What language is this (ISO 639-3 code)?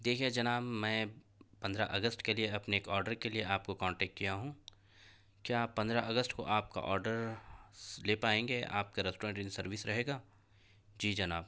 urd